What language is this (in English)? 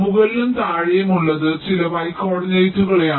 Malayalam